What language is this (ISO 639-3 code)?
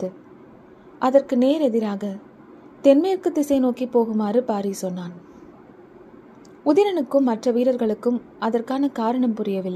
tam